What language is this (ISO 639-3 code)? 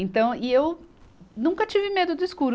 por